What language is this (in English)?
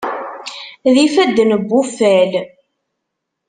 Kabyle